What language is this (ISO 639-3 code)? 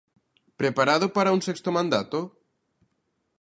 glg